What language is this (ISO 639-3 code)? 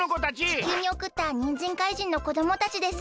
jpn